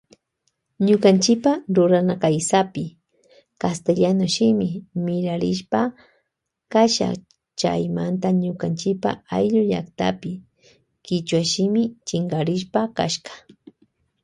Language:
Loja Highland Quichua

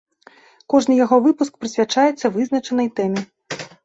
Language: Belarusian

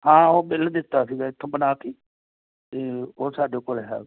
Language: Punjabi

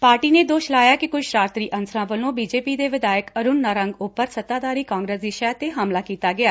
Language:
Punjabi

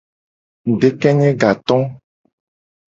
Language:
Gen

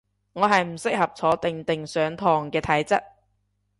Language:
Cantonese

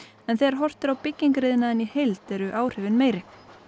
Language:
Icelandic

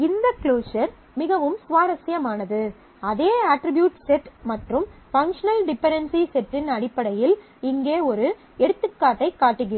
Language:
Tamil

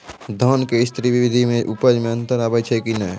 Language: Maithili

